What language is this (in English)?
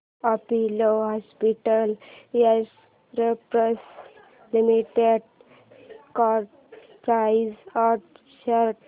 Marathi